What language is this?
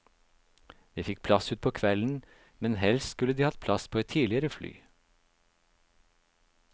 Norwegian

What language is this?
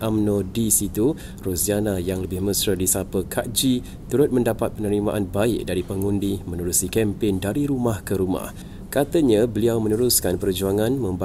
Malay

